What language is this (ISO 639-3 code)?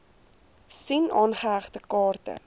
afr